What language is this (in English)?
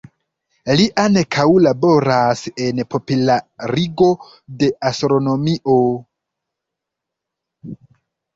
Esperanto